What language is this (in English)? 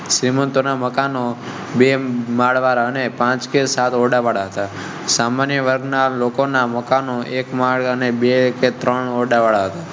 Gujarati